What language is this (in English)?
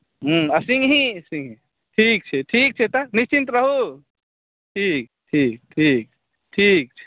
Maithili